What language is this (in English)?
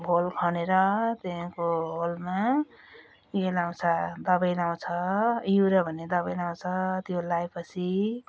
Nepali